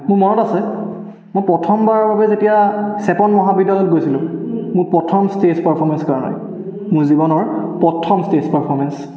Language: Assamese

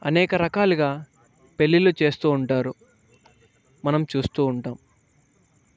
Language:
Telugu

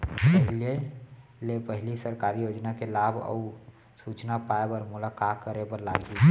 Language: Chhattisgarhi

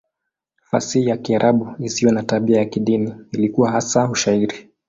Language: Swahili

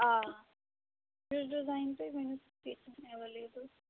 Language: Kashmiri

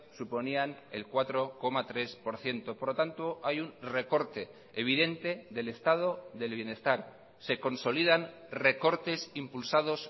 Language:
Spanish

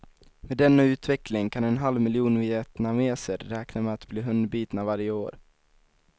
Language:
Swedish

